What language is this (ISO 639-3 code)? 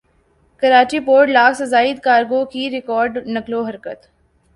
urd